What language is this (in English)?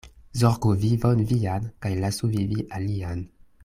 Esperanto